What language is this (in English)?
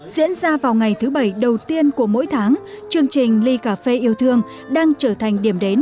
Vietnamese